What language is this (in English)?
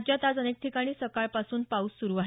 Marathi